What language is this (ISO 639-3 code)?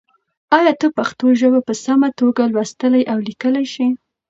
pus